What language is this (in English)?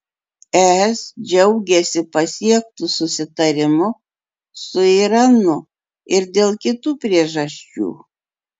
Lithuanian